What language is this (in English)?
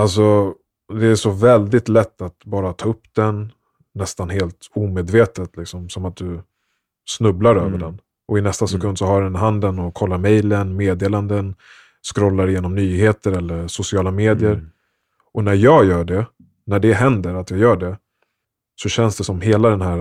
Swedish